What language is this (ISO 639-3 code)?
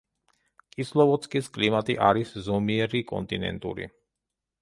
kat